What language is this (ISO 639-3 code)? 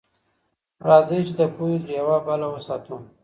pus